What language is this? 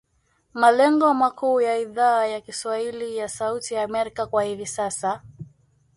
Swahili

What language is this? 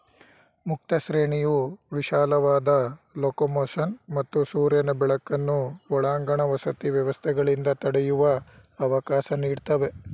Kannada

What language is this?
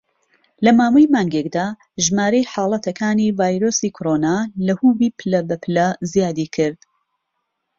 Central Kurdish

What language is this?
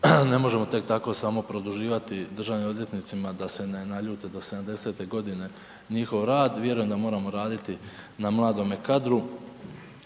Croatian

